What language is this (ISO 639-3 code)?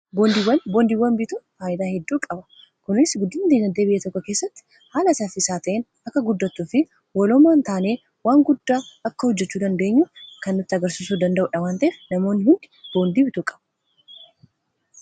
orm